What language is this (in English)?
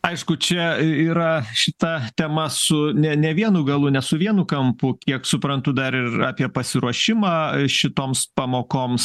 Lithuanian